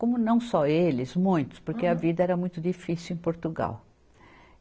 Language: Portuguese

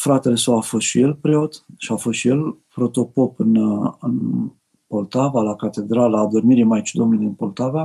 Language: Romanian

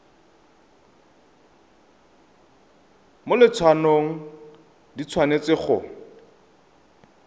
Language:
Tswana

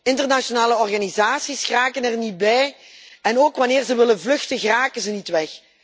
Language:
Dutch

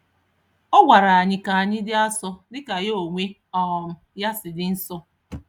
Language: Igbo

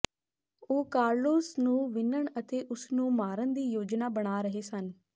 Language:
Punjabi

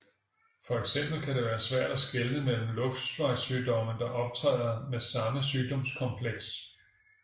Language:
Danish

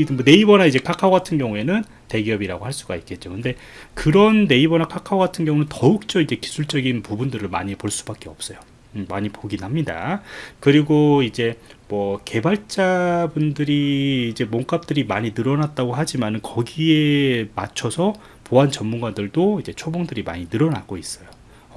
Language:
Korean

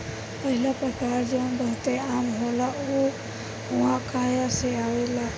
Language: Bhojpuri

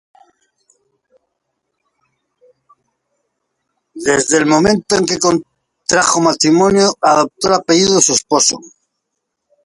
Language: Spanish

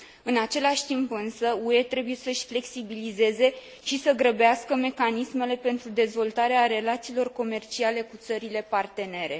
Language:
Romanian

